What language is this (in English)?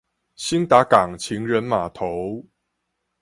Chinese